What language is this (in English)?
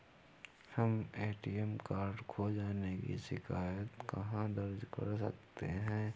Hindi